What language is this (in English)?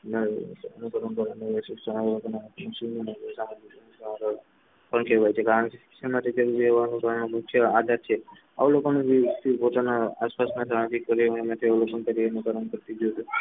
Gujarati